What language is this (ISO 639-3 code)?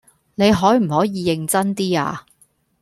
yue